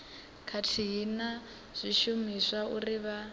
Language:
Venda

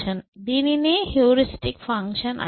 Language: Telugu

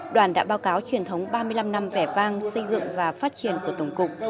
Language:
Vietnamese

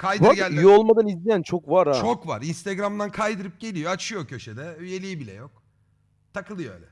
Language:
Turkish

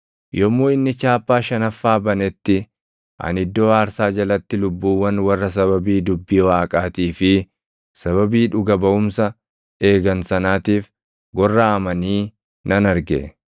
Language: Oromo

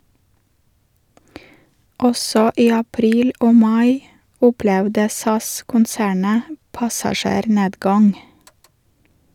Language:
Norwegian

